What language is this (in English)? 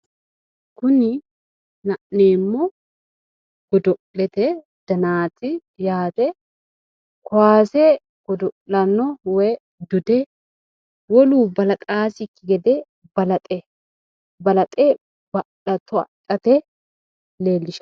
Sidamo